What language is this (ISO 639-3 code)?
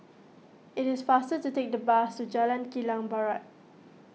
eng